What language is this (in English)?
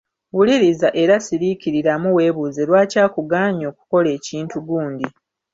Ganda